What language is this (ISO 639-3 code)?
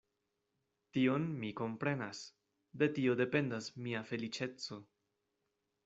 epo